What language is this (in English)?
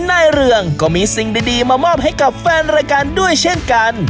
Thai